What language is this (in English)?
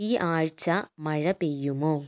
Malayalam